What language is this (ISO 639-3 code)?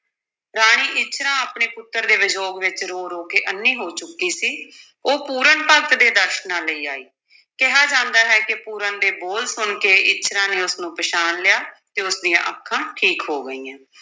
pan